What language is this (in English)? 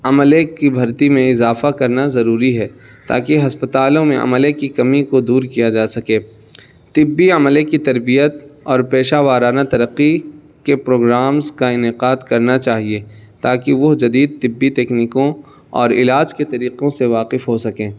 Urdu